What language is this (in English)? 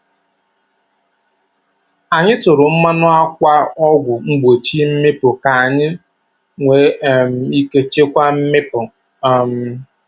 Igbo